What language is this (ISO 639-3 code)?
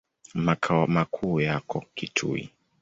swa